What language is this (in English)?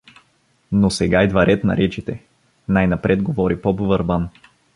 Bulgarian